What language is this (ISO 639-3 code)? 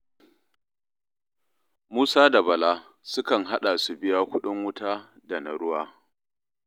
hau